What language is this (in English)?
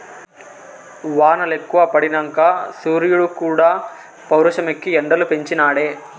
Telugu